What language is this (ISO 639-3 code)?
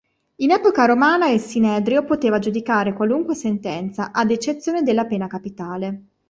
ita